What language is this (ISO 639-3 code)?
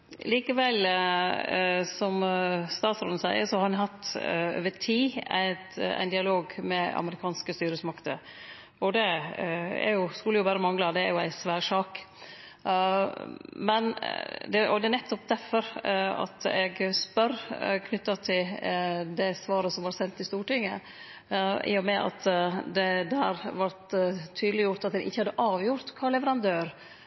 nno